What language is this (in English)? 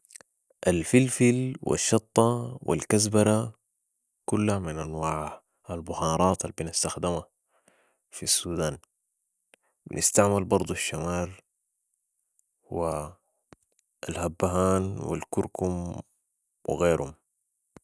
Sudanese Arabic